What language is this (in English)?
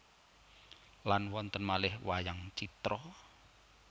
Javanese